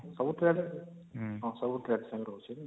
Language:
Odia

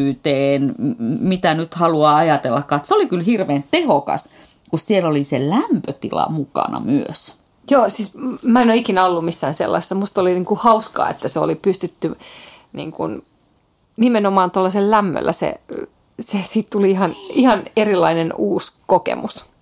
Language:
Finnish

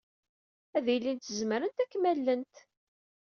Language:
Kabyle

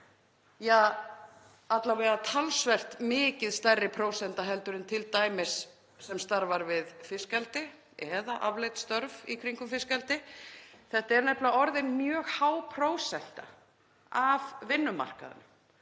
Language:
Icelandic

